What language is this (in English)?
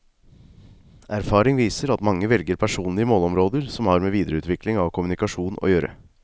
Norwegian